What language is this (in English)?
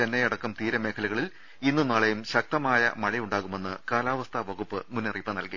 Malayalam